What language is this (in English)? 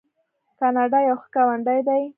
Pashto